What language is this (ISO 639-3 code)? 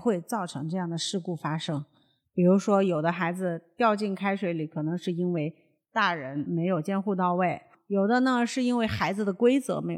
zho